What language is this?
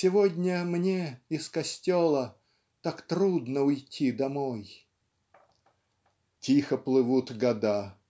Russian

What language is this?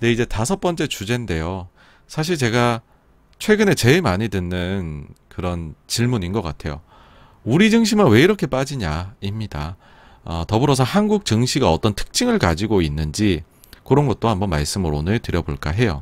Korean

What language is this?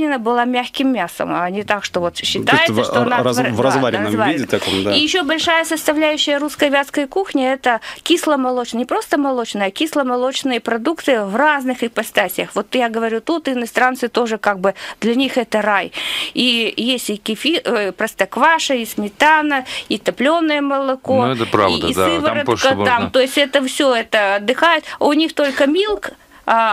Russian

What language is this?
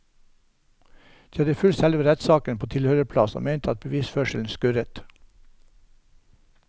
Norwegian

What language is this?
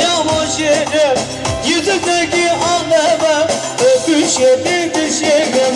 Turkish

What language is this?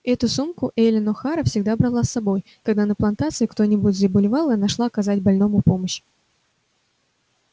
Russian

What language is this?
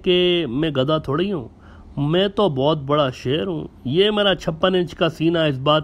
Hindi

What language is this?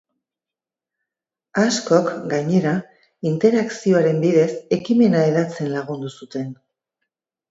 Basque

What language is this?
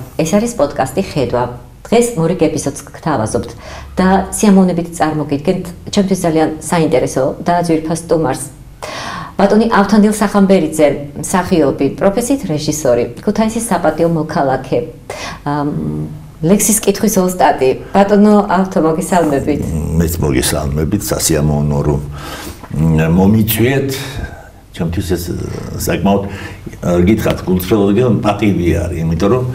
Romanian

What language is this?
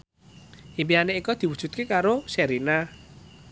Javanese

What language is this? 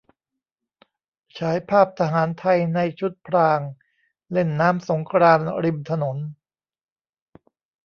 Thai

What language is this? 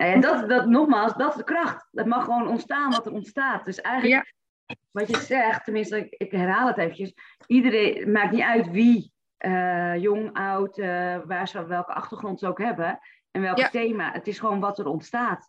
Dutch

